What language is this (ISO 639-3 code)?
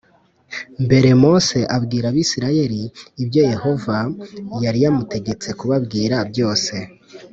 kin